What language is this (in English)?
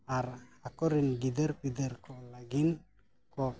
Santali